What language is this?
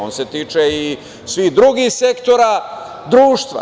Serbian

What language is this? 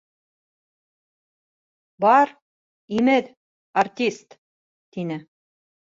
Bashkir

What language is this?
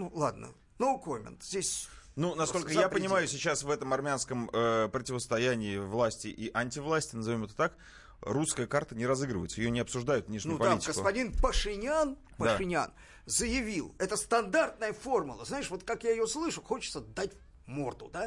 Russian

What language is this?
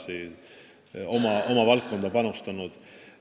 Estonian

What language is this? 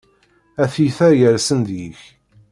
Kabyle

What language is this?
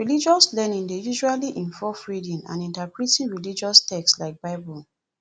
Nigerian Pidgin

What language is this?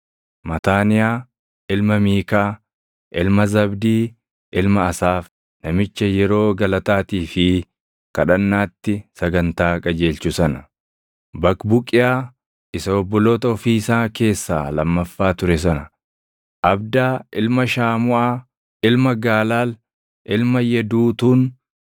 Oromo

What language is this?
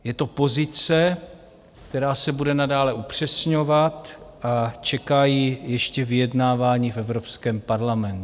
Czech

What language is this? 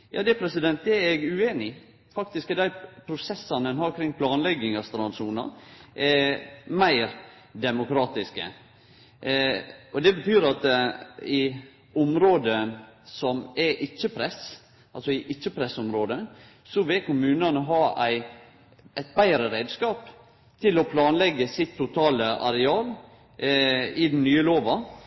Norwegian Nynorsk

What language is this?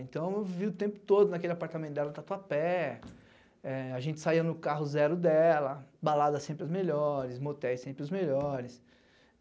Portuguese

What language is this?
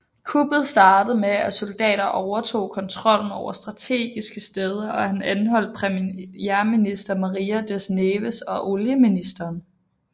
Danish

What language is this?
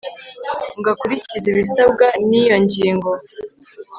Kinyarwanda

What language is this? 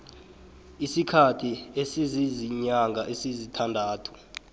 South Ndebele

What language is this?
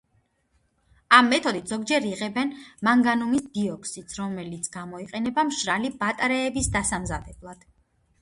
Georgian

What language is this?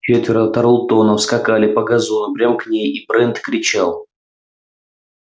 Russian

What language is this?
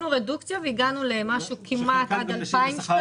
Hebrew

